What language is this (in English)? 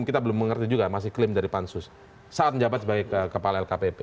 Indonesian